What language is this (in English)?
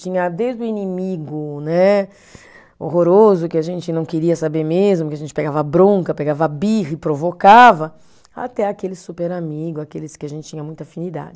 Portuguese